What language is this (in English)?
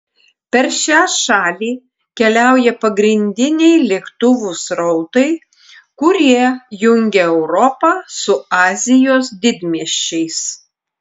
Lithuanian